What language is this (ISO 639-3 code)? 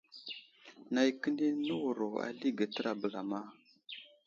udl